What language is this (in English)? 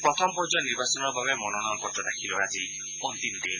Assamese